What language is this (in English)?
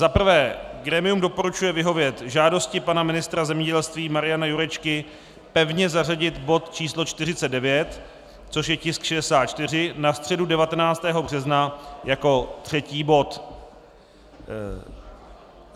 Czech